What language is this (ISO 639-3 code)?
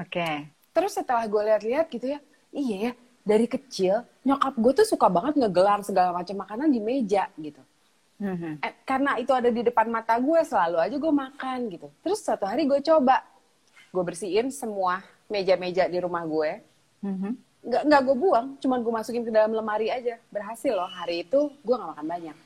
ind